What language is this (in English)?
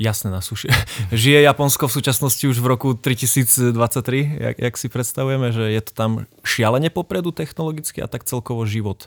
Slovak